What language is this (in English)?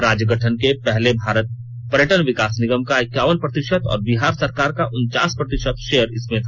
Hindi